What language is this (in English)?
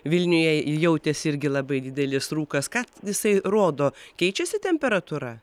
Lithuanian